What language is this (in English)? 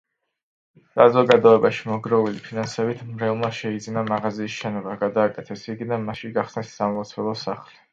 Georgian